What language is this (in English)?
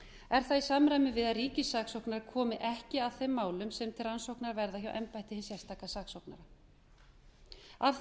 Icelandic